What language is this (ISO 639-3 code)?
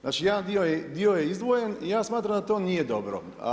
hrv